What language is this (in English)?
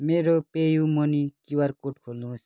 Nepali